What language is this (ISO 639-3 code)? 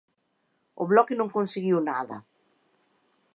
glg